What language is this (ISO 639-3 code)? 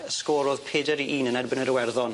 cym